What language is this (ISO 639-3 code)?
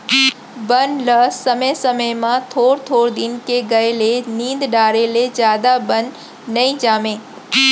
hne